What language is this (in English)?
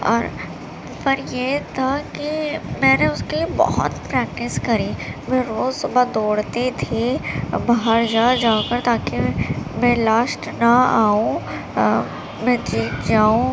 Urdu